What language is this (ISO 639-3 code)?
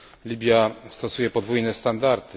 pol